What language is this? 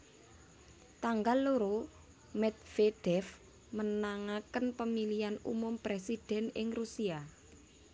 Javanese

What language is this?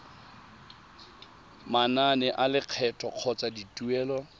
Tswana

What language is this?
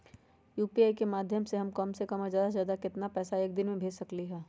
Magahi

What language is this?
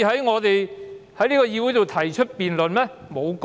Cantonese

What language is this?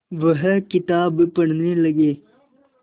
Hindi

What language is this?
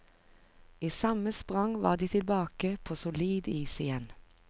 Norwegian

